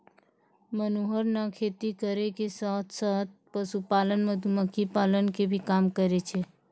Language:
Maithili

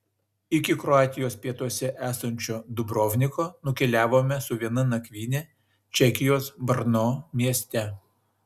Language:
Lithuanian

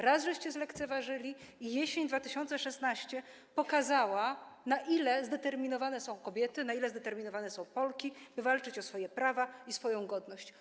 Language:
Polish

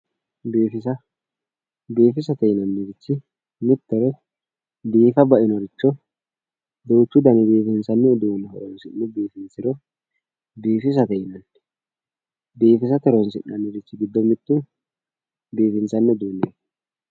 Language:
Sidamo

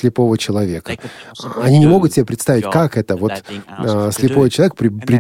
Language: Russian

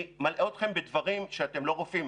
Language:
Hebrew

